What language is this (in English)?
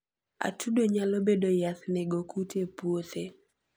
Luo (Kenya and Tanzania)